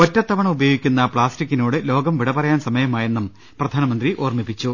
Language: Malayalam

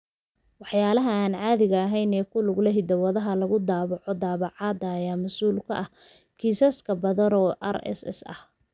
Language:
Somali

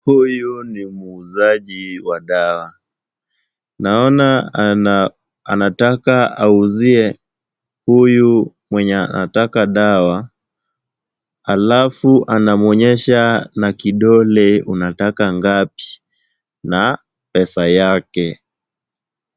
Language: Swahili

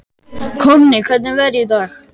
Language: Icelandic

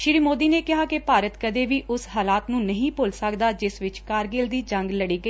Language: Punjabi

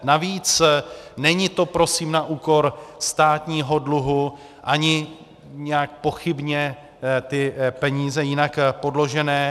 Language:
Czech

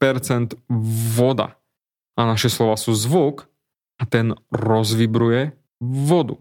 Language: Slovak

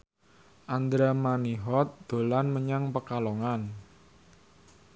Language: Javanese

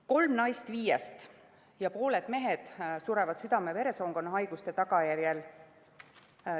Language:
Estonian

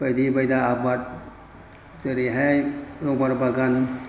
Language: Bodo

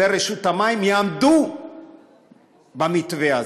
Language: Hebrew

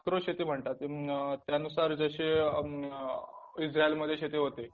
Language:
Marathi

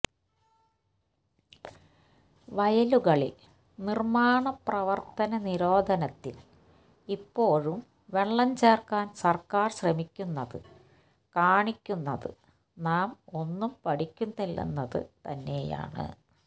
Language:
Malayalam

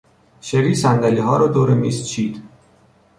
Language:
Persian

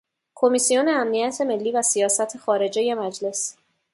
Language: Persian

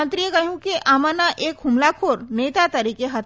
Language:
Gujarati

